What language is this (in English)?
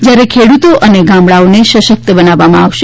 Gujarati